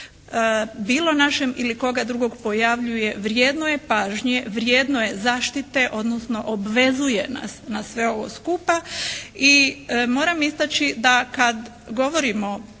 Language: Croatian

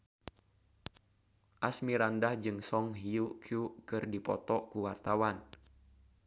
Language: Sundanese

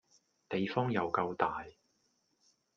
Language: Cantonese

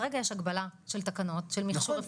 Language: Hebrew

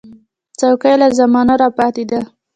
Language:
Pashto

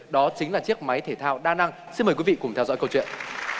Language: Vietnamese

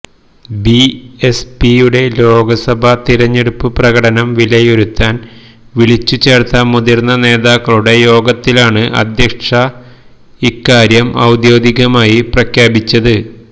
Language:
Malayalam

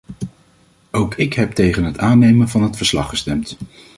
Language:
Dutch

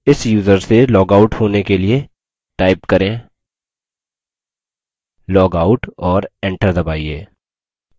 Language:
Hindi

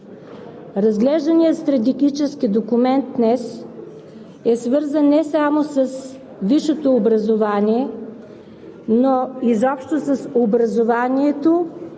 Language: Bulgarian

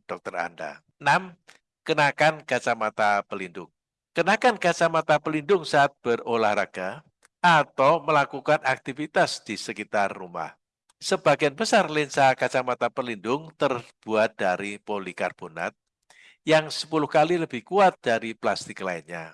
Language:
Indonesian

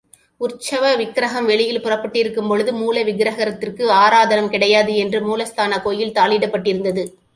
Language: Tamil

